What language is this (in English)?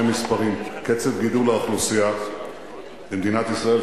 Hebrew